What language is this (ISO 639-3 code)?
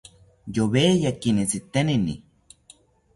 cpy